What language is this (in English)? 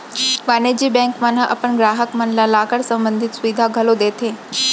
Chhattisgarhi